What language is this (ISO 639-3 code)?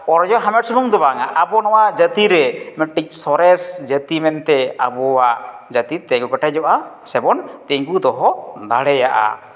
sat